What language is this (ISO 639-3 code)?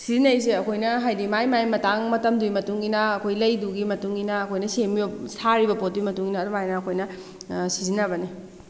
mni